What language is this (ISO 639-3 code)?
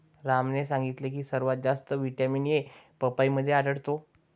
mar